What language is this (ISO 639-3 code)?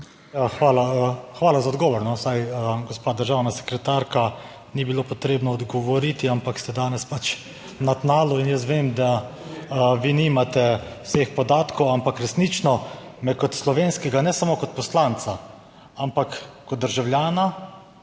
slv